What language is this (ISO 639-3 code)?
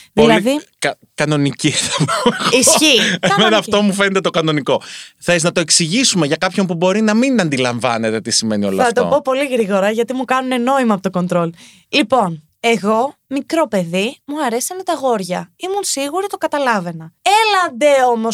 ell